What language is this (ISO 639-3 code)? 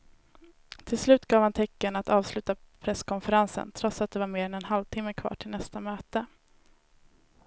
swe